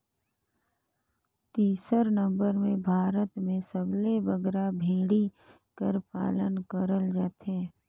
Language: Chhattisgarhi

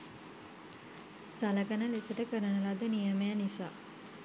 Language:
Sinhala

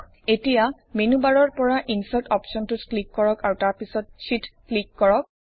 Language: Assamese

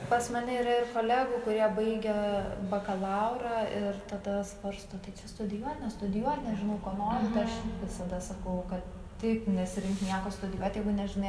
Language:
Lithuanian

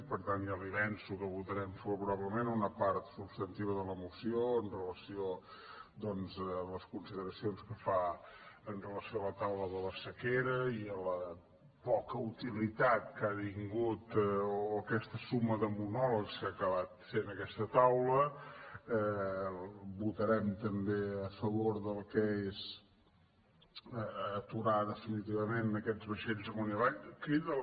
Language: Catalan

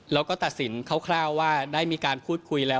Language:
Thai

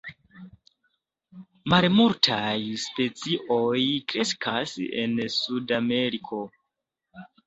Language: Esperanto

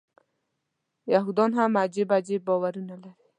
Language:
Pashto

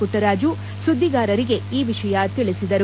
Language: Kannada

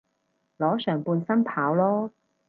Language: Cantonese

